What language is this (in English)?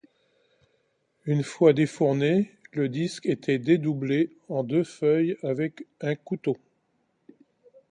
French